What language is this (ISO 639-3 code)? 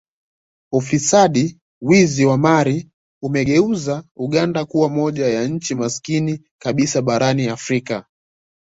swa